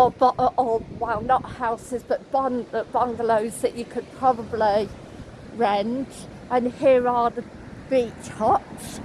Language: English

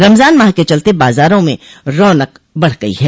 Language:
Hindi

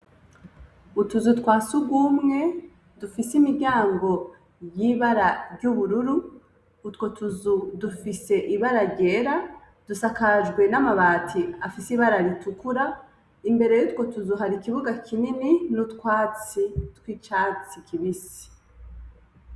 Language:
Rundi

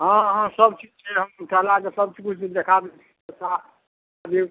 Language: Maithili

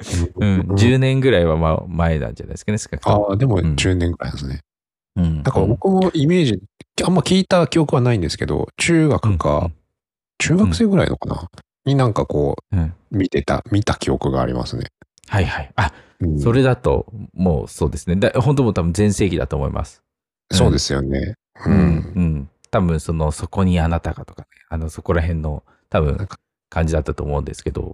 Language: Japanese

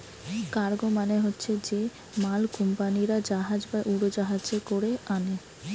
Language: Bangla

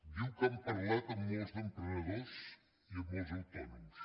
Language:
Catalan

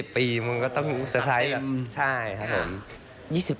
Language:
Thai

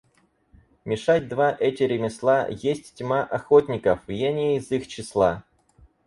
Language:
Russian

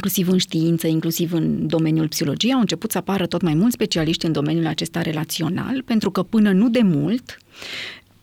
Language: Romanian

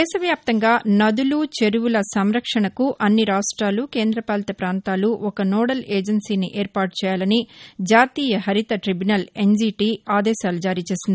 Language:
Telugu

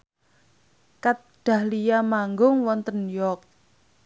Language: Javanese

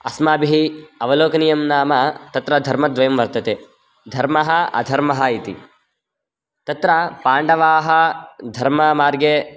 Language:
Sanskrit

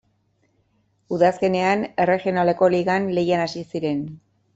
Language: Basque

